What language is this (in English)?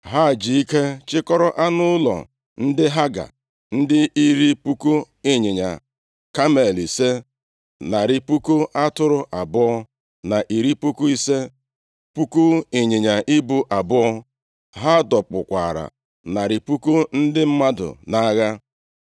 Igbo